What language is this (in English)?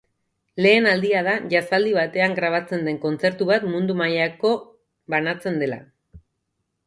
Basque